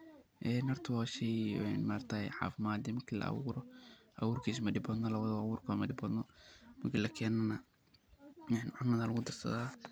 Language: Somali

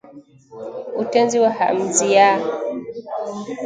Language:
Swahili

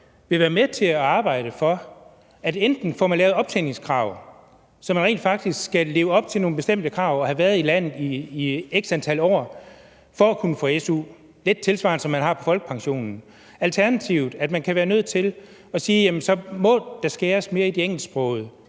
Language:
Danish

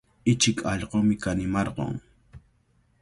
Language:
Cajatambo North Lima Quechua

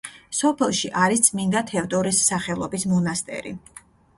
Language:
Georgian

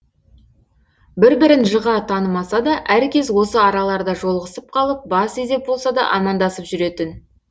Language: Kazakh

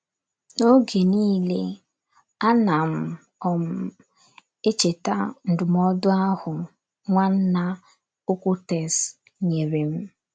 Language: Igbo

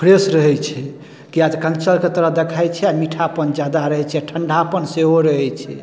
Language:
Maithili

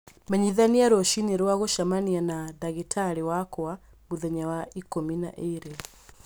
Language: Kikuyu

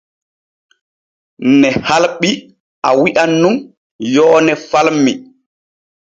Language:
Borgu Fulfulde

